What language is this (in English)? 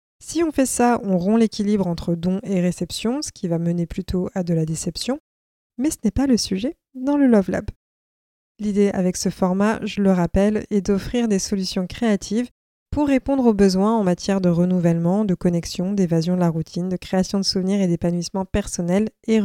French